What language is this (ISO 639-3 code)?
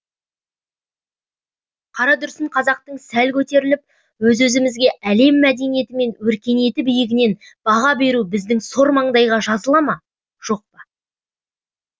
kaz